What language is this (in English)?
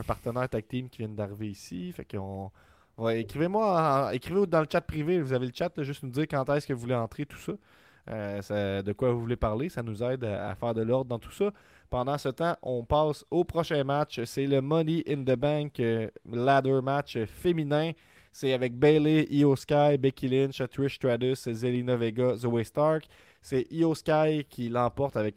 French